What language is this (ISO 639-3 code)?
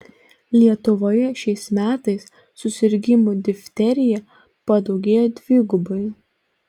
lit